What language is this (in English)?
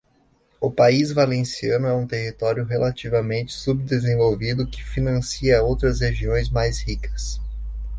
Portuguese